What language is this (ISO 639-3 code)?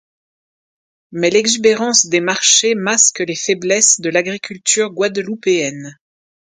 fra